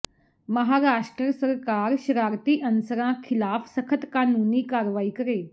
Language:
Punjabi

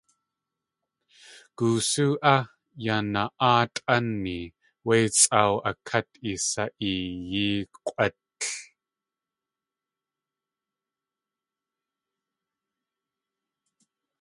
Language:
Tlingit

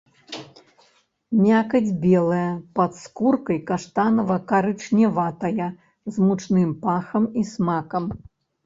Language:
Belarusian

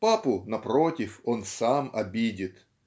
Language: Russian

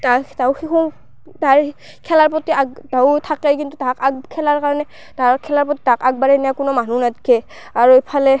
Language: Assamese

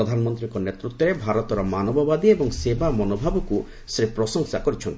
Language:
Odia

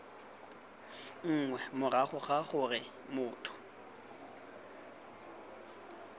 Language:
Tswana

